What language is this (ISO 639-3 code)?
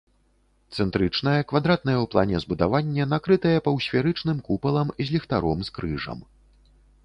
bel